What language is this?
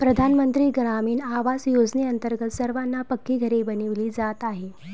Marathi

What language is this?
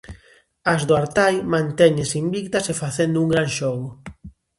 Galician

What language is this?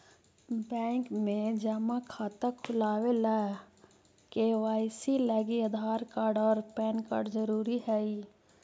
Magahi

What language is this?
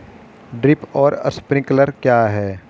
Hindi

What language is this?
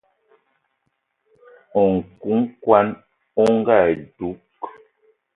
Eton (Cameroon)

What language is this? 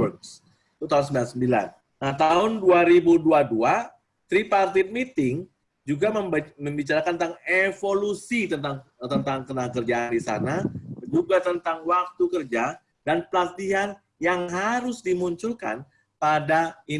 Indonesian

